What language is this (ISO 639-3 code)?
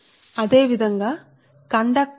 tel